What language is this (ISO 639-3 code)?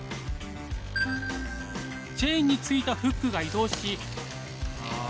jpn